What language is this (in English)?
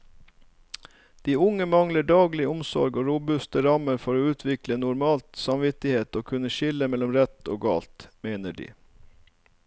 Norwegian